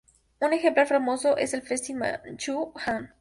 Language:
Spanish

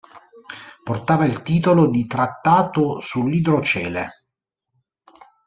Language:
Italian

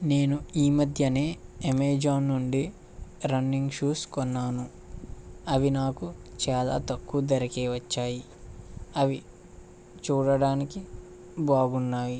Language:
Telugu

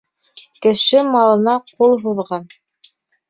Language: Bashkir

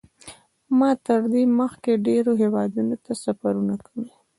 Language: Pashto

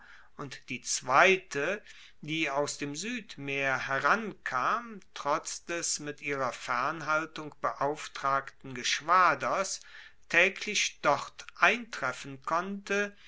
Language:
German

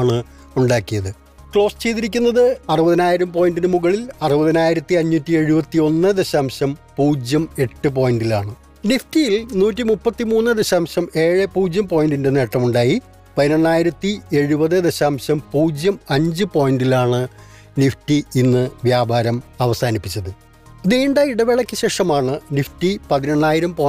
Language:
Malayalam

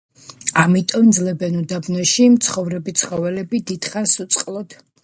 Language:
Georgian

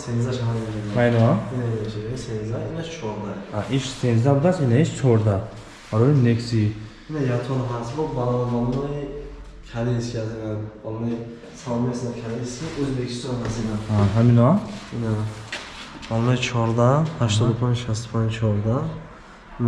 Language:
Turkish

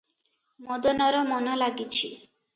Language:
Odia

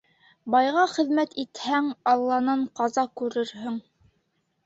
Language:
Bashkir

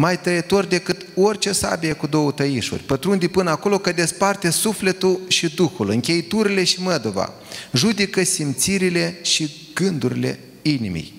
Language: Romanian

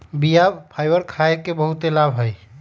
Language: Magahi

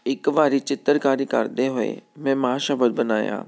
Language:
Punjabi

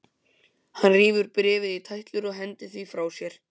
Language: Icelandic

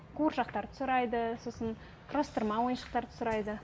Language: Kazakh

